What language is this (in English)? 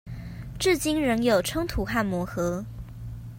Chinese